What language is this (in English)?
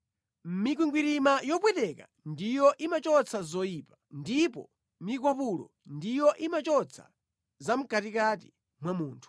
Nyanja